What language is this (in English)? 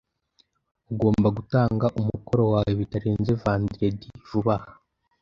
Kinyarwanda